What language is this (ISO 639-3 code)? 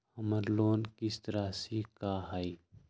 mag